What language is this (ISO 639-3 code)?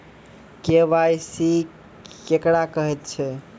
mai